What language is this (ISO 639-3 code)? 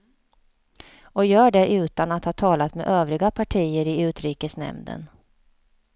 swe